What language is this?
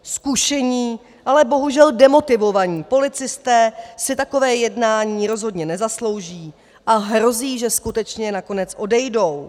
Czech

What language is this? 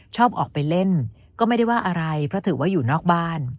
Thai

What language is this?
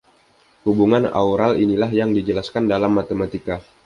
Indonesian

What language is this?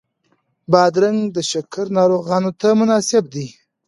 Pashto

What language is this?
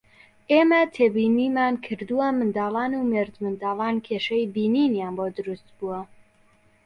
Central Kurdish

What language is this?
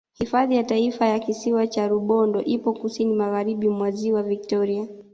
Swahili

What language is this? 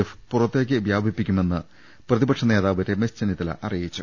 Malayalam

